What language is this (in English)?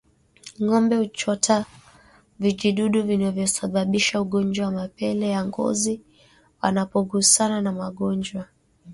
Swahili